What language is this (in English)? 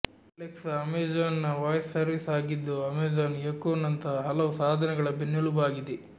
Kannada